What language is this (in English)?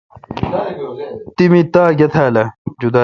Kalkoti